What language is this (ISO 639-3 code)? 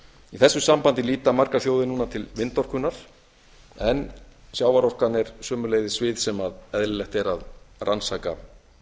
isl